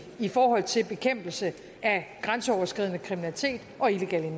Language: Danish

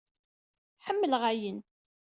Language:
Kabyle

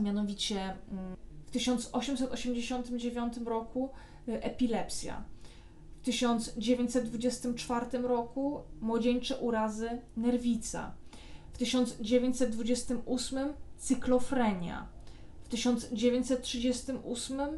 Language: Polish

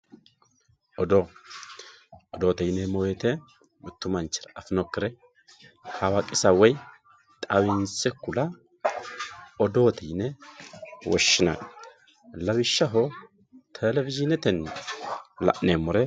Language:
Sidamo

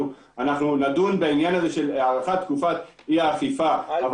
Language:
Hebrew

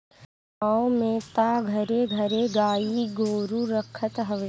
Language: Bhojpuri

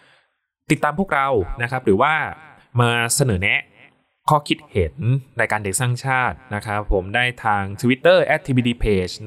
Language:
Thai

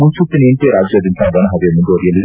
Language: Kannada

